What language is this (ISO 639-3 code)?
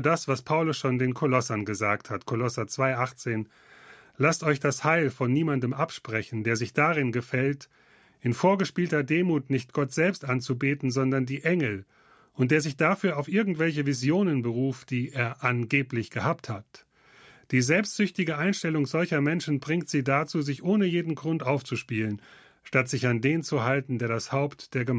deu